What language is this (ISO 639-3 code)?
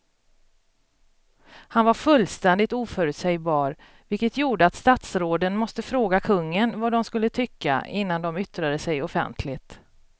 swe